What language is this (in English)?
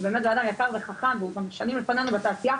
Hebrew